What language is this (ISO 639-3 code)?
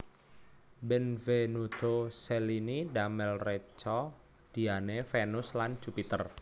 jav